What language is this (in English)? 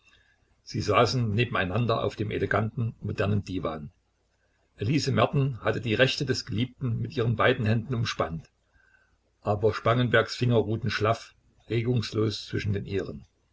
German